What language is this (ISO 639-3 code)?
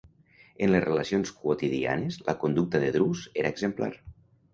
cat